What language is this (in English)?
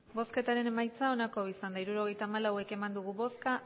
Basque